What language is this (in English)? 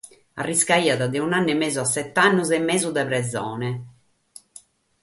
Sardinian